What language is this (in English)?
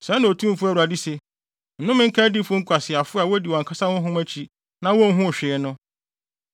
Akan